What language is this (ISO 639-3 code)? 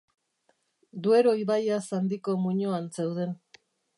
eus